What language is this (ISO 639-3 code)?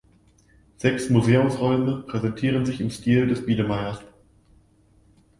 deu